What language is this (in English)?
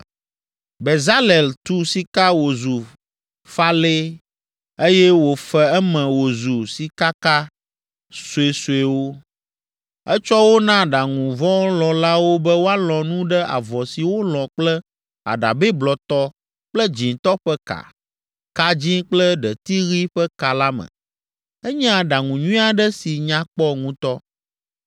Ewe